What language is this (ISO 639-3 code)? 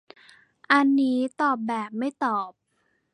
tha